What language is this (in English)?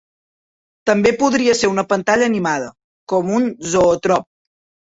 Catalan